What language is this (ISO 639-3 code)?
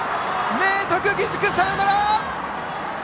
jpn